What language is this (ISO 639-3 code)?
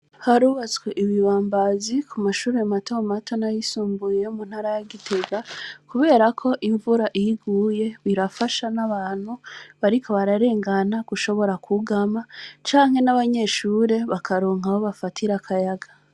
run